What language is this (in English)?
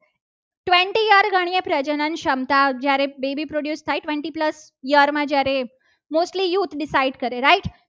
Gujarati